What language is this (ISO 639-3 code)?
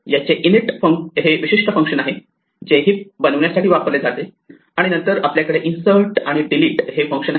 mar